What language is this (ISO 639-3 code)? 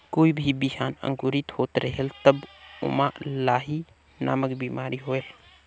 hne